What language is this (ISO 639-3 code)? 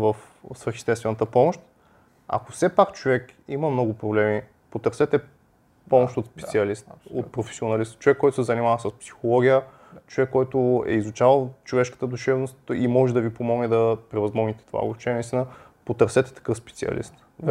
bul